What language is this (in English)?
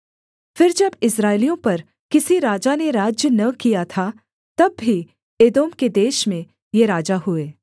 Hindi